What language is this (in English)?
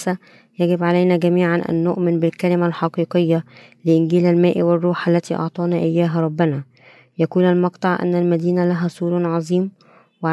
Arabic